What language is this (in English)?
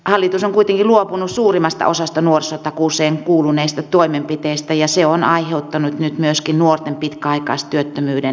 Finnish